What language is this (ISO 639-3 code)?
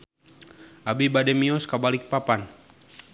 sun